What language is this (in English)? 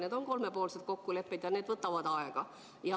Estonian